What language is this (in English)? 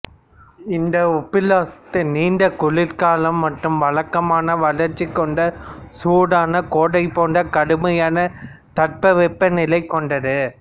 Tamil